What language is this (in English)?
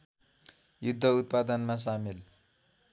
Nepali